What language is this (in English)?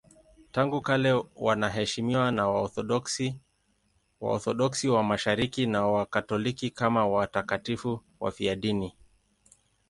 Swahili